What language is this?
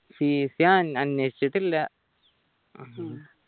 Malayalam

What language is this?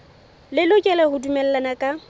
Southern Sotho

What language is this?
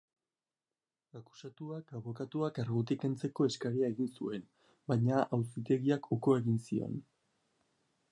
Basque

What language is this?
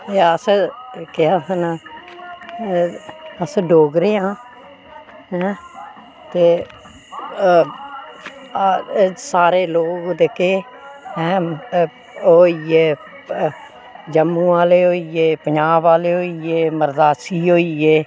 Dogri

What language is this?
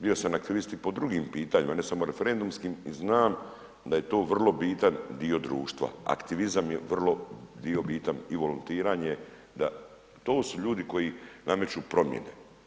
Croatian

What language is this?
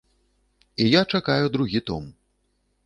Belarusian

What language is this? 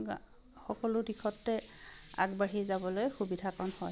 Assamese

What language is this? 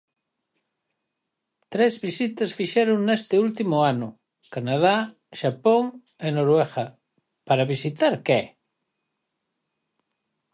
Galician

